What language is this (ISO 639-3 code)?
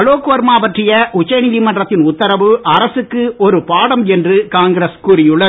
tam